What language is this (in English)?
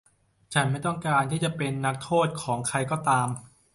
Thai